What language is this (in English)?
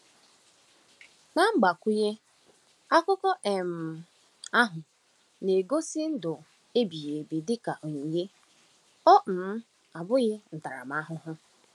Igbo